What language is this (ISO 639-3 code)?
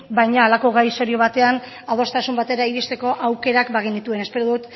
eus